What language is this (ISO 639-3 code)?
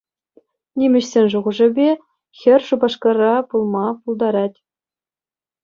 chv